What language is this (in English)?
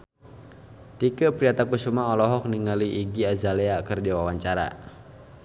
Sundanese